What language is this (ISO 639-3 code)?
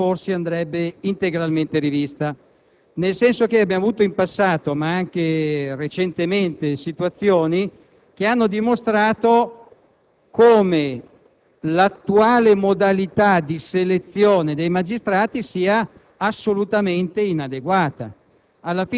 ita